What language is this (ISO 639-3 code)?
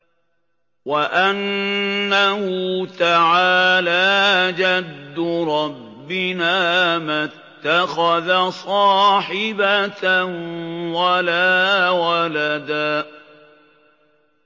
ara